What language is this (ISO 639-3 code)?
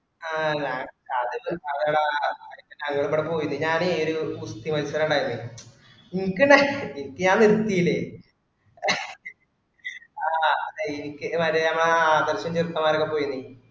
mal